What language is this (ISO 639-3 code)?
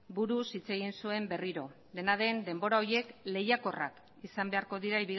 eus